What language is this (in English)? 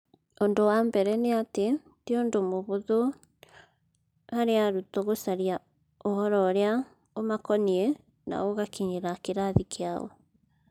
Kikuyu